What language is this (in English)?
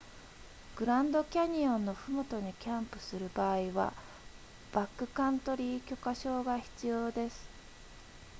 Japanese